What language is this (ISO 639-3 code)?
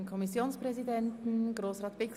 gsw